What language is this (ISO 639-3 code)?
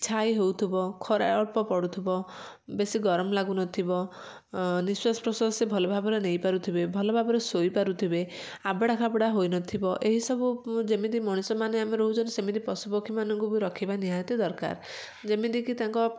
ori